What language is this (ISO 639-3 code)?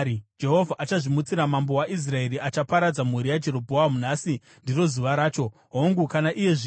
sna